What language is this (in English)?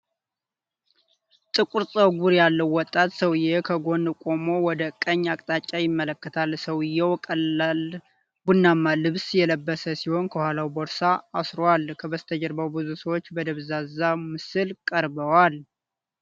Amharic